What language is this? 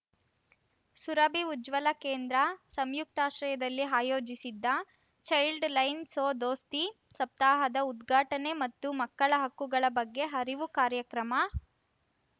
Kannada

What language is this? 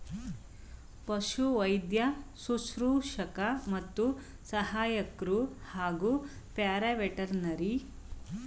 Kannada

